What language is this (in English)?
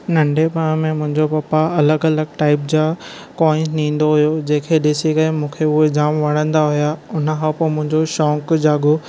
Sindhi